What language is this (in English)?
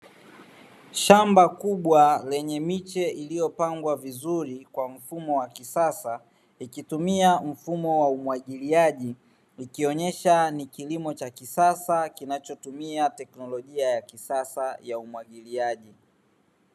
Swahili